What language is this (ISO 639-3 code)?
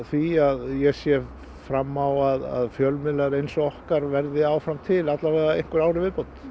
isl